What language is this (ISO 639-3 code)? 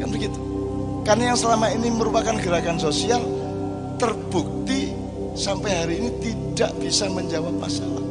ind